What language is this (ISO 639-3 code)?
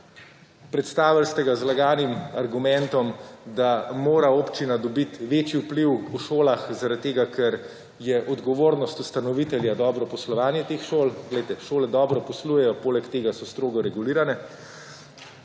slv